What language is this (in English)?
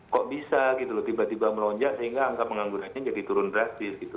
Indonesian